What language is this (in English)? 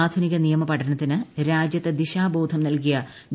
Malayalam